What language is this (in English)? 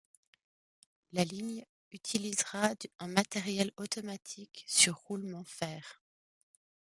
French